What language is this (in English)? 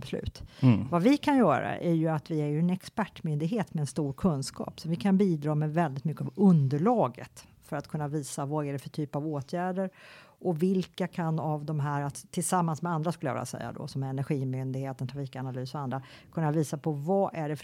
Swedish